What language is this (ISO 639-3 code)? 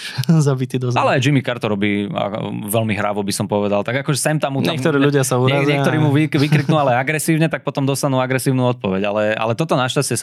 slk